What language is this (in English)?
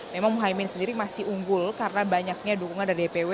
Indonesian